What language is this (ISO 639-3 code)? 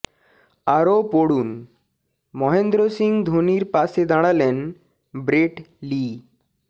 ben